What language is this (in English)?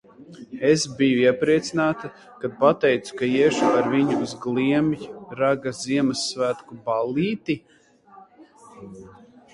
Latvian